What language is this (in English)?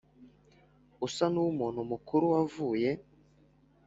Kinyarwanda